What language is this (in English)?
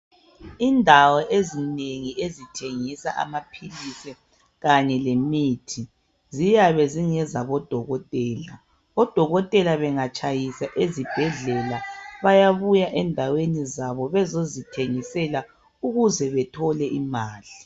North Ndebele